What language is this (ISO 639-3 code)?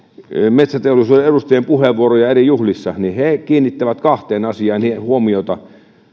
fin